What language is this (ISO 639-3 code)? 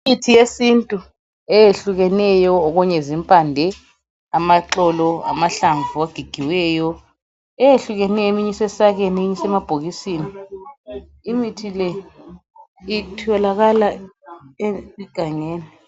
nde